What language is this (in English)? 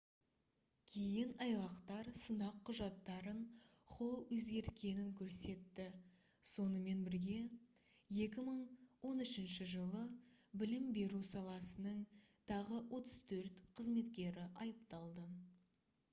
Kazakh